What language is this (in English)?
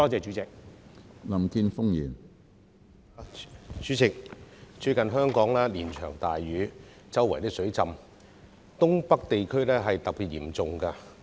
Cantonese